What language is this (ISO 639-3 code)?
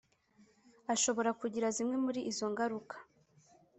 kin